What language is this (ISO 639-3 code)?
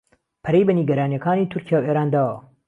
ckb